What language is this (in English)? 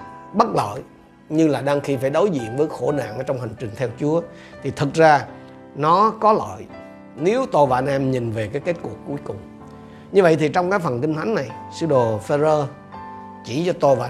Vietnamese